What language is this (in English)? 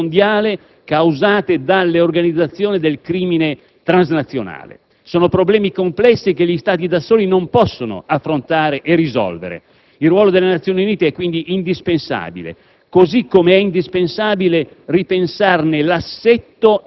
Italian